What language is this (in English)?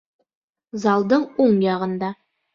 Bashkir